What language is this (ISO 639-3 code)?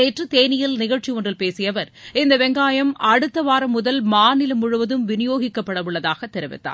tam